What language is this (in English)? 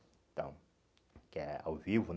Portuguese